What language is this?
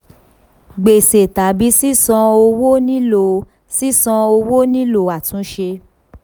Yoruba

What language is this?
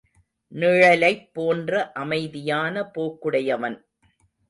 Tamil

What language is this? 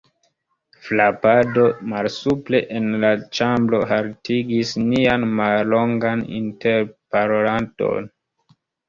Esperanto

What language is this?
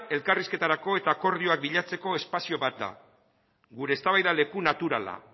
Basque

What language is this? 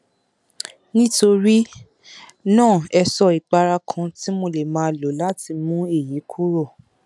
Yoruba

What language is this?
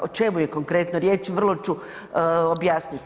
Croatian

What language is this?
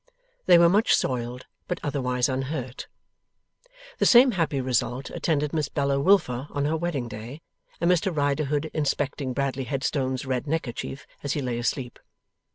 English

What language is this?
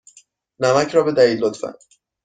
Persian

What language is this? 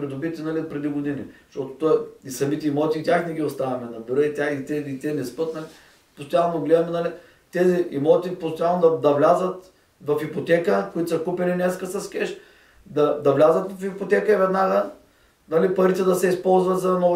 Bulgarian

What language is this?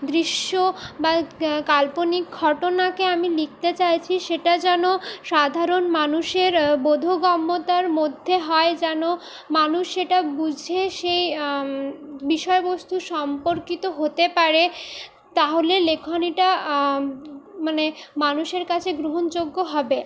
Bangla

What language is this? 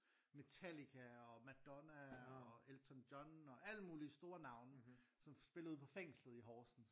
Danish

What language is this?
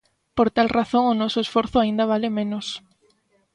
Galician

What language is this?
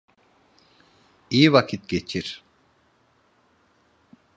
Turkish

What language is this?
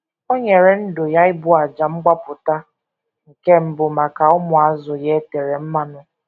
Igbo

